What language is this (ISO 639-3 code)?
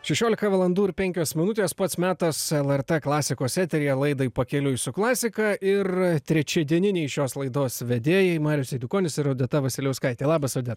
lit